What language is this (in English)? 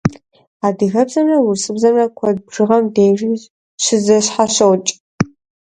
Kabardian